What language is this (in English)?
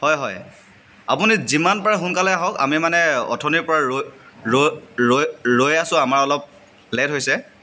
Assamese